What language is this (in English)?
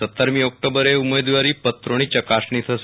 Gujarati